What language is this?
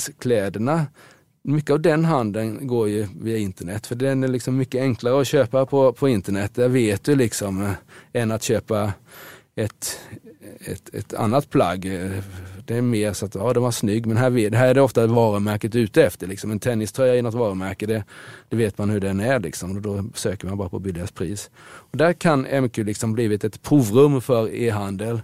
Swedish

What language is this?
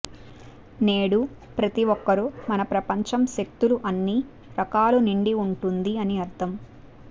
Telugu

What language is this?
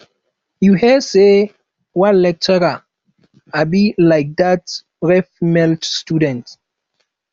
Nigerian Pidgin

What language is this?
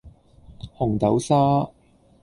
Cantonese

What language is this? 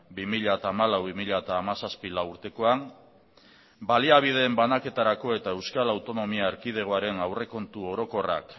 Basque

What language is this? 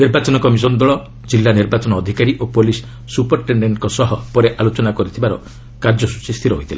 Odia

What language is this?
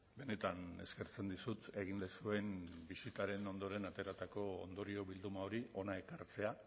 Basque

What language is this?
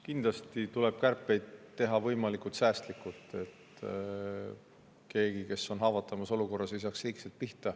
Estonian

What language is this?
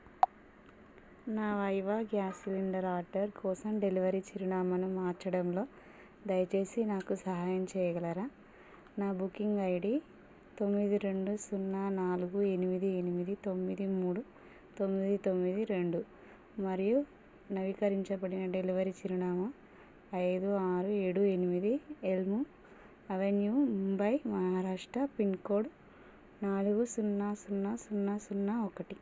Telugu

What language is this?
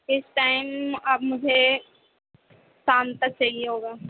Urdu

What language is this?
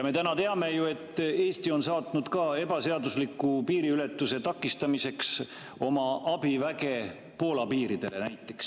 Estonian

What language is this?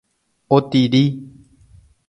Guarani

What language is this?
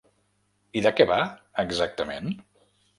Catalan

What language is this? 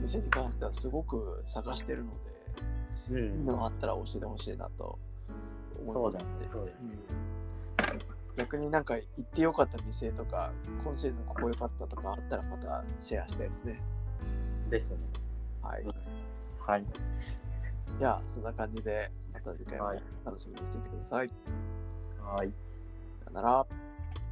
Japanese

